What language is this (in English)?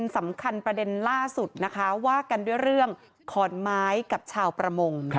Thai